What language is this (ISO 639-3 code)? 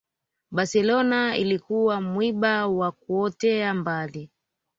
swa